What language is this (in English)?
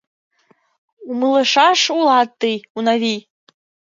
Mari